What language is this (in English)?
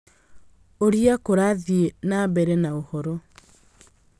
Kikuyu